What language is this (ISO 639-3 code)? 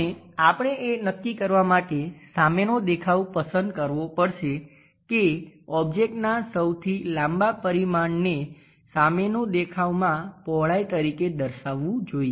guj